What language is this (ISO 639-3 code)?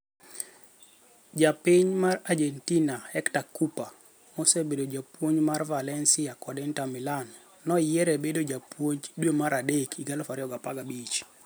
luo